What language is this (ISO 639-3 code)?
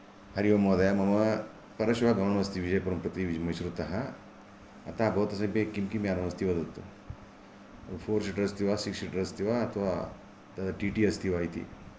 san